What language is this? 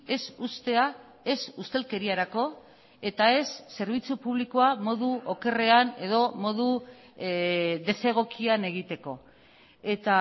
Basque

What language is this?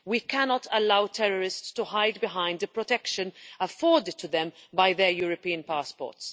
English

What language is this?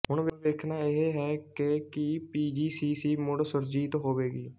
Punjabi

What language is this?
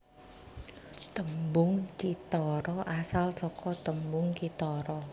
Javanese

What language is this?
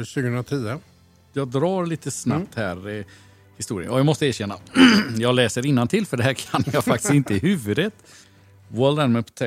Swedish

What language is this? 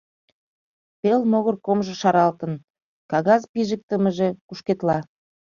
Mari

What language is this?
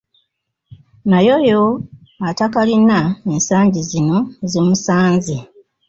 Ganda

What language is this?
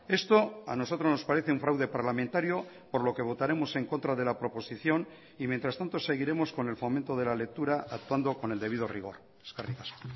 Spanish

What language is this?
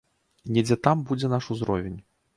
Belarusian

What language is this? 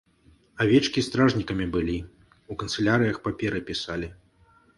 Belarusian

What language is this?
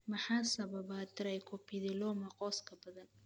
Somali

